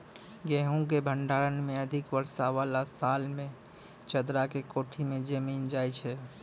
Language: Maithili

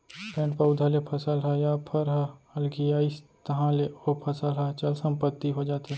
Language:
Chhattisgarhi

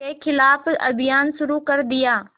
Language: Hindi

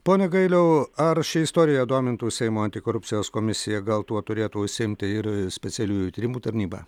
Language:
Lithuanian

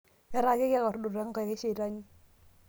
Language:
Masai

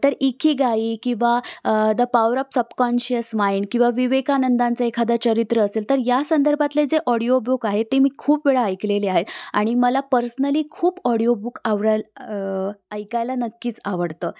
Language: Marathi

